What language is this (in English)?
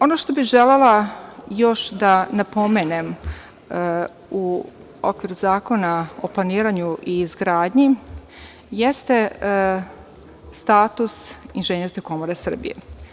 Serbian